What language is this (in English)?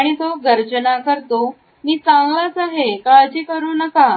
Marathi